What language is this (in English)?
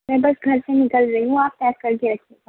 Urdu